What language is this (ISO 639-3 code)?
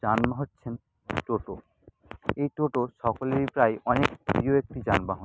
ben